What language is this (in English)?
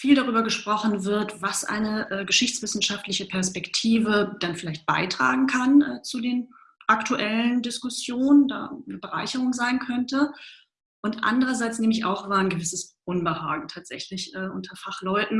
German